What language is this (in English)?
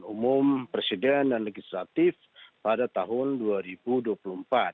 Indonesian